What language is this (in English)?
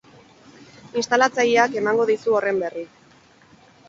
Basque